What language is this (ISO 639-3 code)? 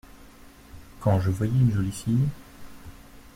fra